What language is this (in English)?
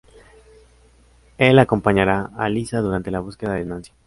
Spanish